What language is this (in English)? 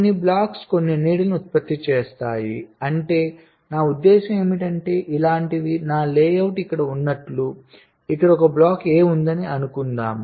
Telugu